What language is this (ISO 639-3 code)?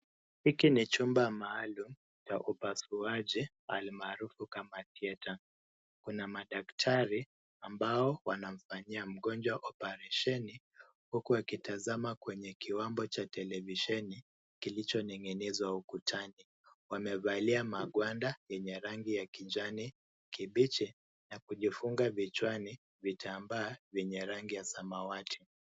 swa